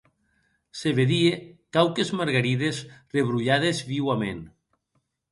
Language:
Occitan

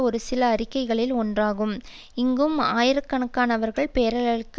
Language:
Tamil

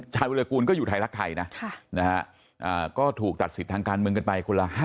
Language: Thai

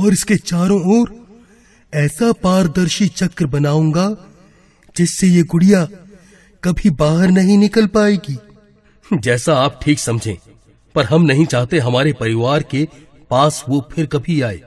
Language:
Hindi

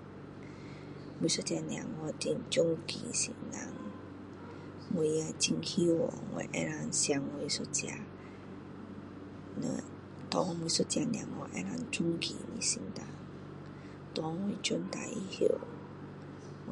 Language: Min Dong Chinese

